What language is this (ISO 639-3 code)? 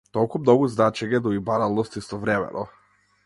mkd